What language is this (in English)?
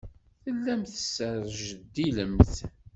Kabyle